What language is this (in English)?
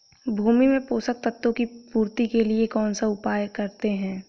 Hindi